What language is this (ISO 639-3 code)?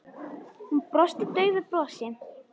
isl